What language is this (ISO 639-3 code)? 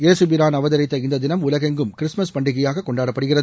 tam